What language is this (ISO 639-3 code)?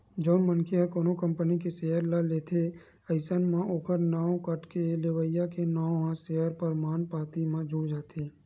hne